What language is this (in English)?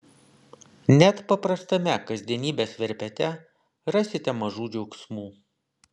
Lithuanian